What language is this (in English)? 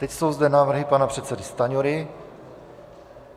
Czech